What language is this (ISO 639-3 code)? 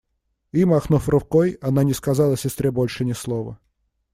rus